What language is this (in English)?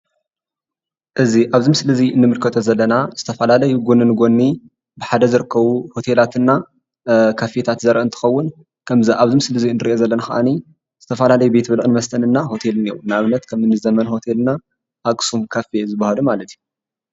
Tigrinya